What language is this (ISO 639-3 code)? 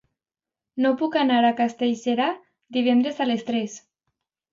cat